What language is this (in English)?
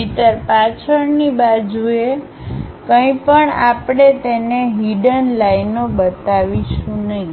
Gujarati